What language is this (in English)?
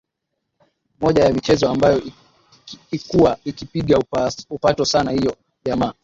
Swahili